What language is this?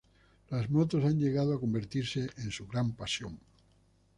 Spanish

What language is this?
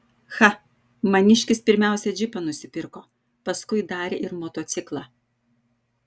Lithuanian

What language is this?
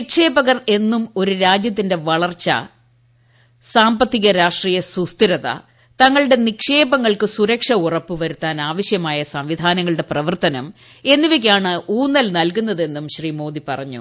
Malayalam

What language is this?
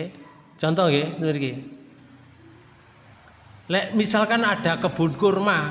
Indonesian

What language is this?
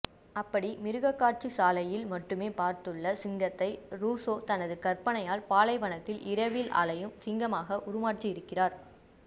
Tamil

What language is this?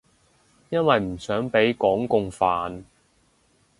Cantonese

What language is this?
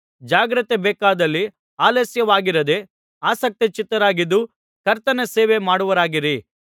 Kannada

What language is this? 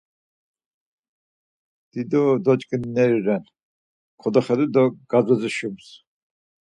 Laz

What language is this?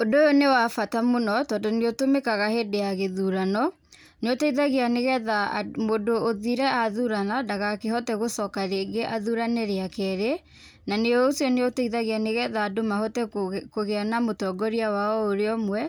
Kikuyu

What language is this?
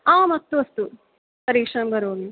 Sanskrit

